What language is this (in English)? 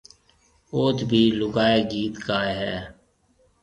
Marwari (Pakistan)